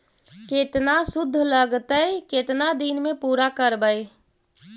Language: Magahi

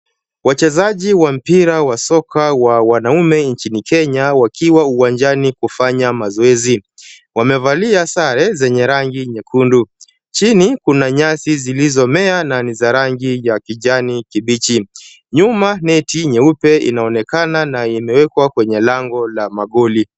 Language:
Swahili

